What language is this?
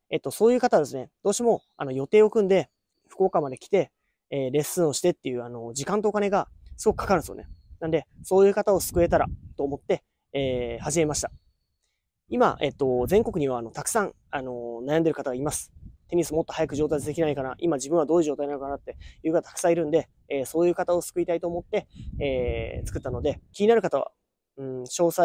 Japanese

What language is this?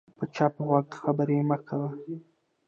Pashto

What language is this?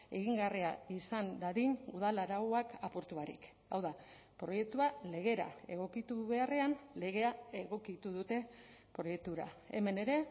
Basque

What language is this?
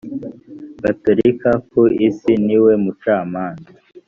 Kinyarwanda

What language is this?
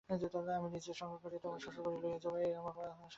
Bangla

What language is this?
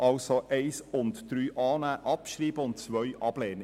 Swiss German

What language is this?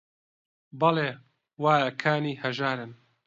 Central Kurdish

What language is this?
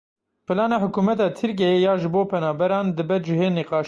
Kurdish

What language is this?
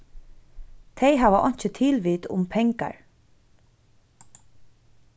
Faroese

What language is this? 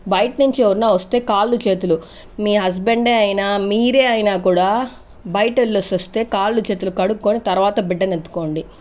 Telugu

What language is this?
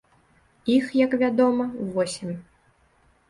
Belarusian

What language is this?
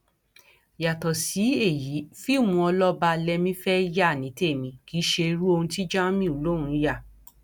Yoruba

